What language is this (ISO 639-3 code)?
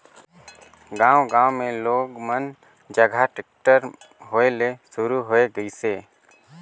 hne